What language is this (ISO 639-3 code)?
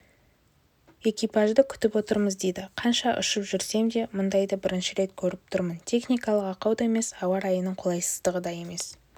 kaz